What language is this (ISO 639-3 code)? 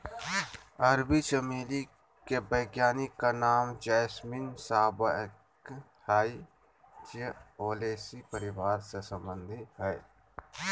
mag